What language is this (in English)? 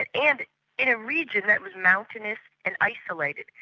English